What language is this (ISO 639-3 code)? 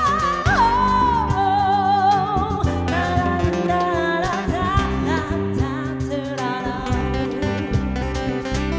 vie